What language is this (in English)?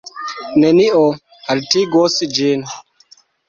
Esperanto